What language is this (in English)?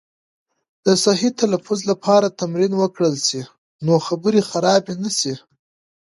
Pashto